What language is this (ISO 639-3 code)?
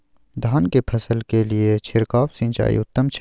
mai